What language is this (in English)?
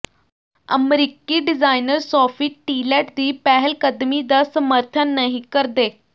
Punjabi